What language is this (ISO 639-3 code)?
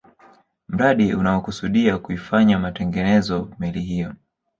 swa